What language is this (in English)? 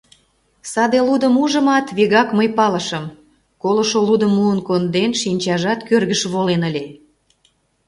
Mari